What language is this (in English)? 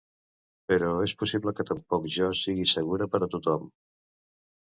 Catalan